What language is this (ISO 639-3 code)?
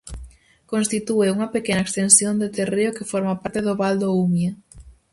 glg